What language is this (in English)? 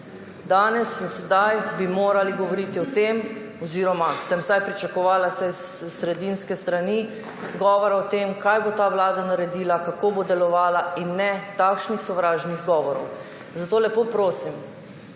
Slovenian